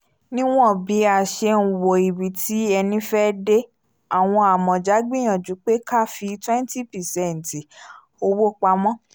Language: Yoruba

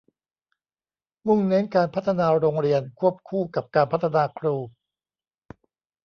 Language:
Thai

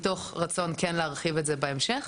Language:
Hebrew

